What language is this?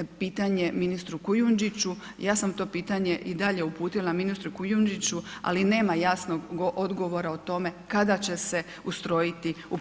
Croatian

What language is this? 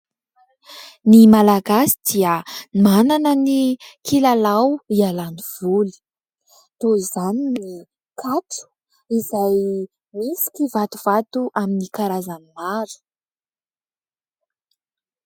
Malagasy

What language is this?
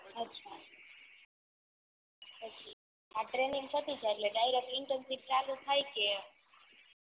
Gujarati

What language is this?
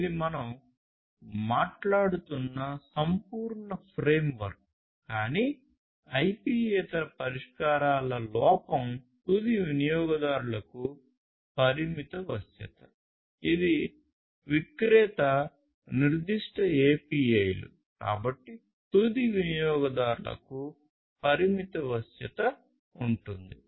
Telugu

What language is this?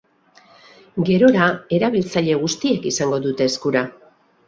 Basque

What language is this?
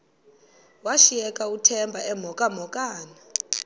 Xhosa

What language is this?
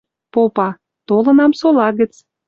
Western Mari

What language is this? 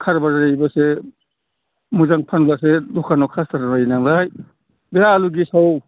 Bodo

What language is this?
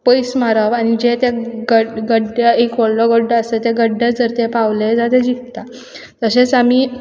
Konkani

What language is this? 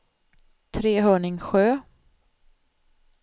Swedish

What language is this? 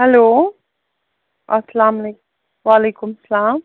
Kashmiri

